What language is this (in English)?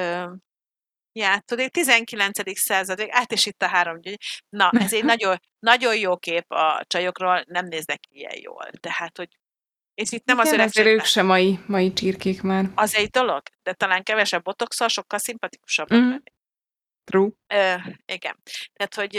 Hungarian